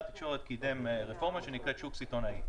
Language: Hebrew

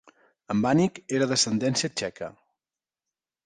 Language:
Catalan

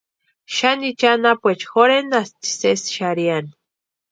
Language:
Western Highland Purepecha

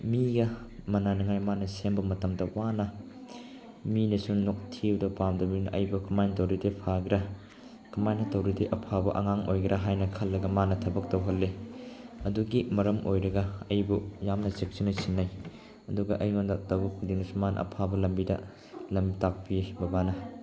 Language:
Manipuri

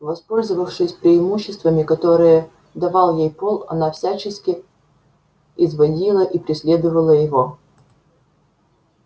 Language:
Russian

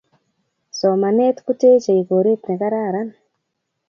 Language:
Kalenjin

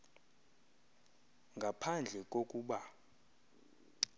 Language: Xhosa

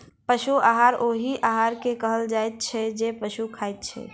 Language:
Maithili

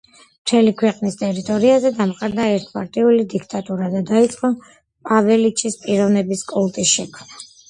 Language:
Georgian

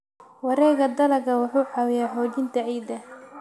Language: Somali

